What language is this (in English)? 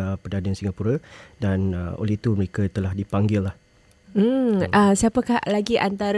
Malay